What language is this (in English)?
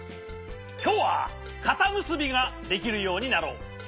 Japanese